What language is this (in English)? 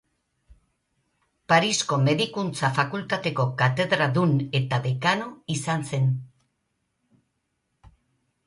Basque